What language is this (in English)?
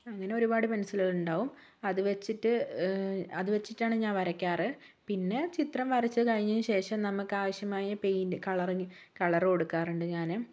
Malayalam